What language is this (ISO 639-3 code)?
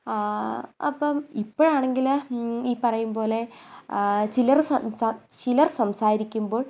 mal